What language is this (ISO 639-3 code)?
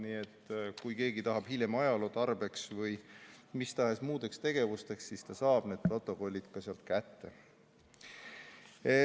est